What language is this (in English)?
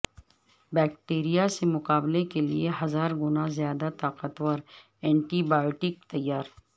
Urdu